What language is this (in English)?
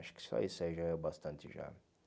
Portuguese